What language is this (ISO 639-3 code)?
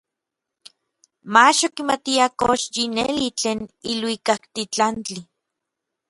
nlv